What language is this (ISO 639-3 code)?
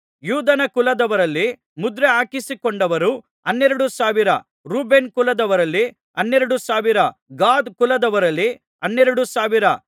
kan